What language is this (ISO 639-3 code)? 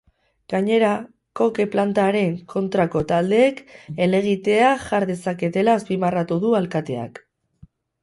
eus